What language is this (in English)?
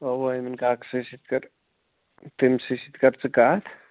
Kashmiri